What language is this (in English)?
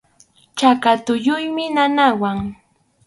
Arequipa-La Unión Quechua